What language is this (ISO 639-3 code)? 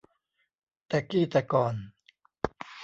tha